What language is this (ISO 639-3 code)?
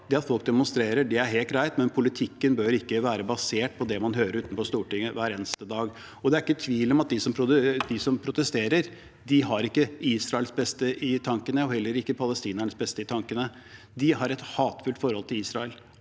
nor